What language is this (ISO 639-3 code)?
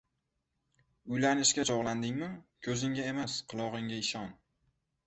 uzb